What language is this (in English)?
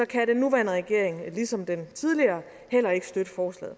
Danish